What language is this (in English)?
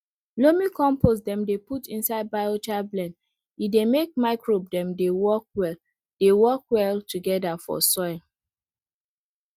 Nigerian Pidgin